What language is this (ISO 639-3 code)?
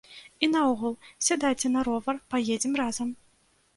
bel